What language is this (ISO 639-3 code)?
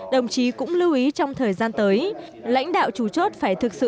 vie